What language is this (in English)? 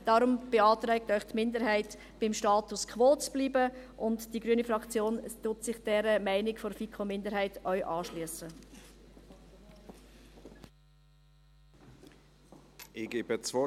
Swiss German